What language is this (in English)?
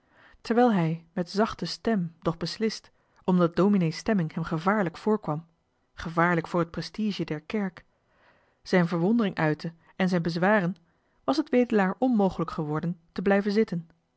Dutch